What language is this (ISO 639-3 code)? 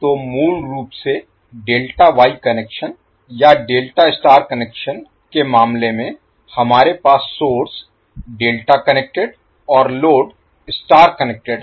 hin